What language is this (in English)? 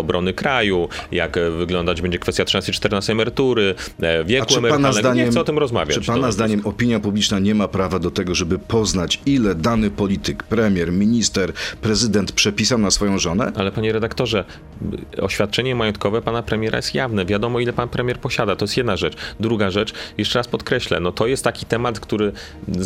Polish